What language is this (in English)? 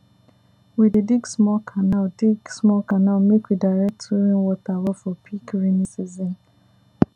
Nigerian Pidgin